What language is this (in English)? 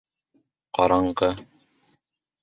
Bashkir